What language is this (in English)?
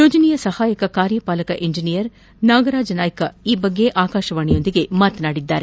Kannada